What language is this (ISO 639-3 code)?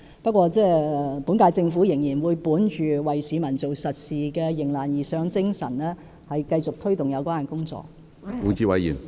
yue